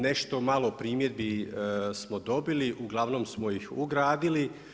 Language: Croatian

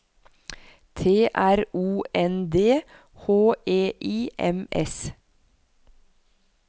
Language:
Norwegian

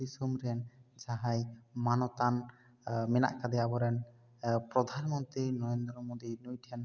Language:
Santali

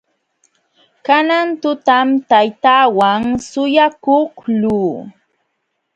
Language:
Jauja Wanca Quechua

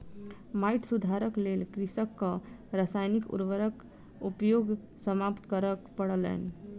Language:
Maithili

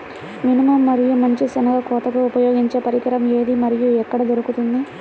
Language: Telugu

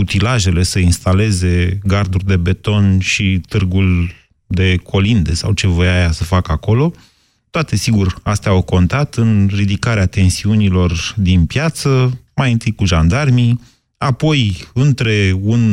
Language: Romanian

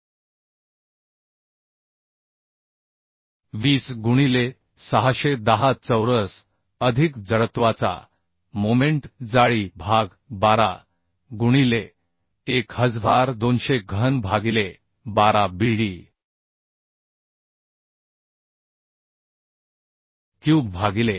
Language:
Marathi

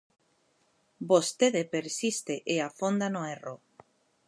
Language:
Galician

